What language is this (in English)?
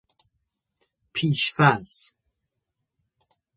Persian